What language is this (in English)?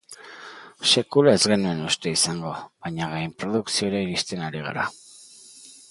Basque